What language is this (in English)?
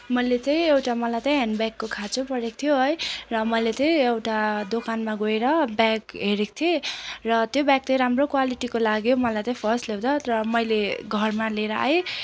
Nepali